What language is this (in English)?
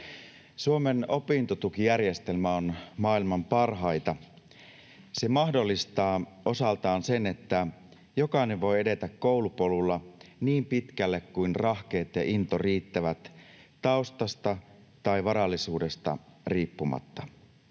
Finnish